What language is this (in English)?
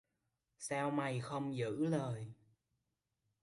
Vietnamese